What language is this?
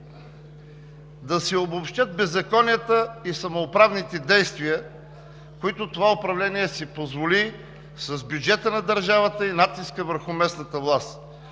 Bulgarian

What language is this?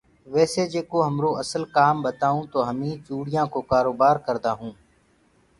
Gurgula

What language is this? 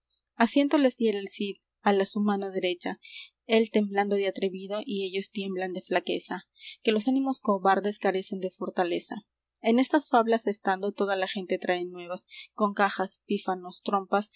Spanish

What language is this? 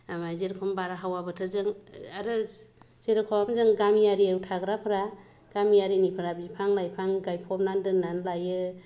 Bodo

